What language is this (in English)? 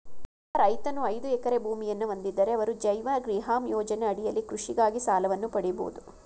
Kannada